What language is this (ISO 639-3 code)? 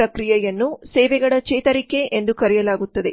kan